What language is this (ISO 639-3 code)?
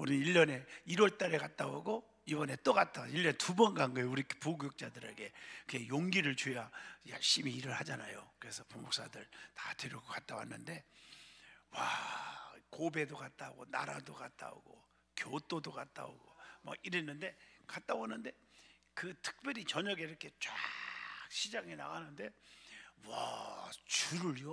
kor